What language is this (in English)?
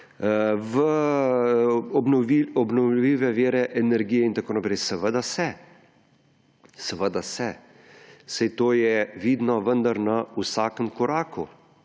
Slovenian